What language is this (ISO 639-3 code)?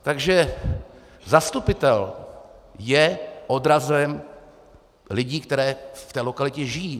ces